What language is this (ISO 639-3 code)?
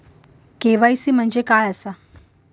mar